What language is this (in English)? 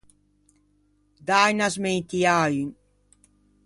Ligurian